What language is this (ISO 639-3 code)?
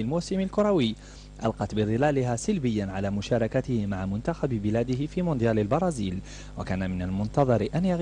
ara